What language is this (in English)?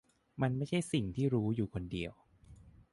Thai